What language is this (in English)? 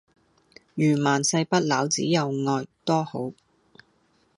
Cantonese